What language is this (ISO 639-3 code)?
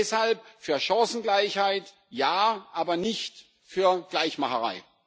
deu